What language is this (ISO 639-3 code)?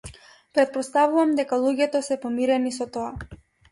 mkd